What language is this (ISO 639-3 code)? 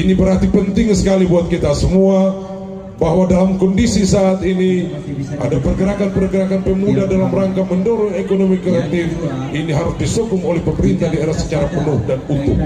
ind